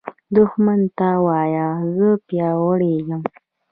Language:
Pashto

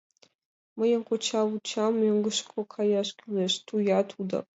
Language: Mari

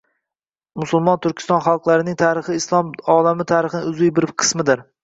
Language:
Uzbek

